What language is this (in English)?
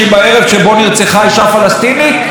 Hebrew